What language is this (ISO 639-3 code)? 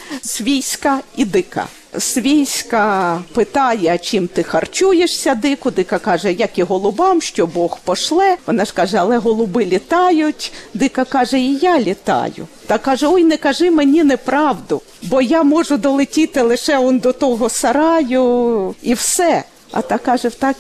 ukr